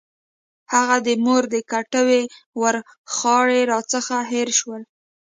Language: Pashto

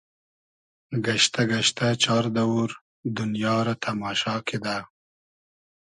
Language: Hazaragi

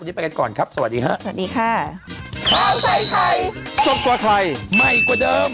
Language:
Thai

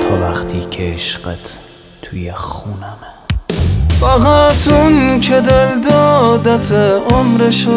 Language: Persian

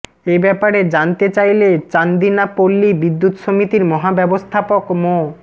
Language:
Bangla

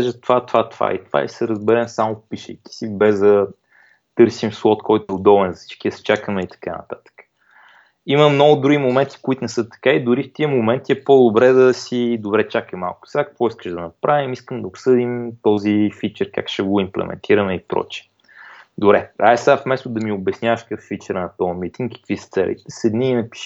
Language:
Bulgarian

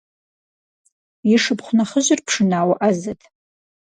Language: Kabardian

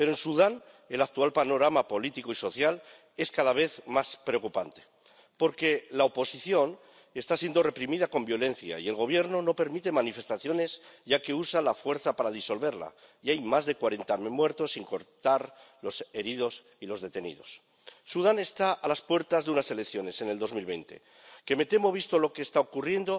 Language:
Spanish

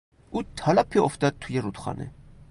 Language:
Persian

